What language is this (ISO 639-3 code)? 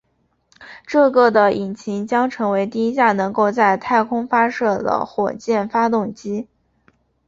zho